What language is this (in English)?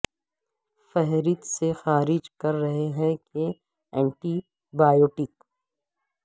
Urdu